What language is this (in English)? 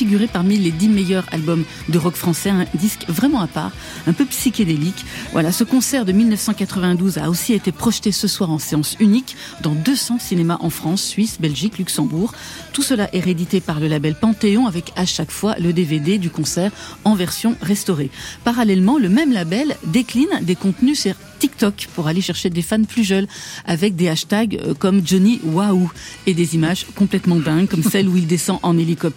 French